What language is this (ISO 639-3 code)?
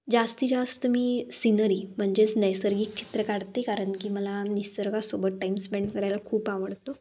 mar